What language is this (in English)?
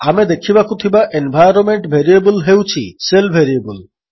Odia